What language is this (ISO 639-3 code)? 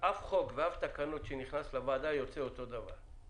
heb